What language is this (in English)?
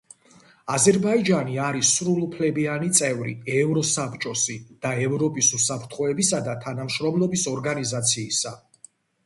Georgian